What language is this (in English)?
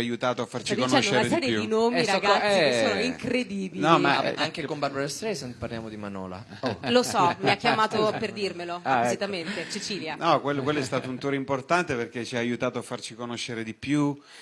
Italian